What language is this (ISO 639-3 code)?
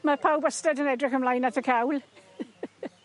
cym